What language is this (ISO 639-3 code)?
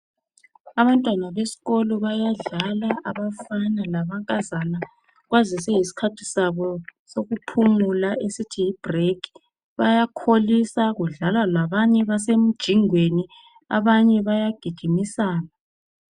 nde